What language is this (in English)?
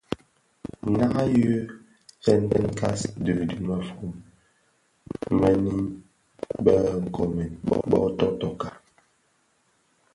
Bafia